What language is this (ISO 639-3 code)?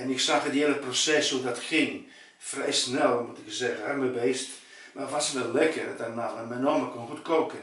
nld